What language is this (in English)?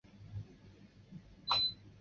Chinese